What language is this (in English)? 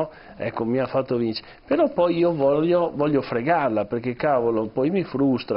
Italian